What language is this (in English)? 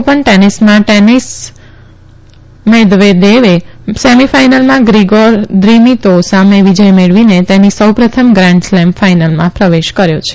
Gujarati